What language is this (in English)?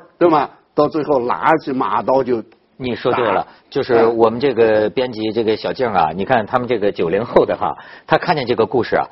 Chinese